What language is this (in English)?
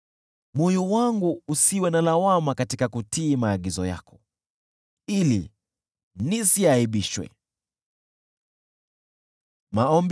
Swahili